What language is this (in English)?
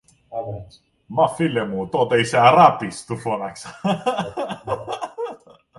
Greek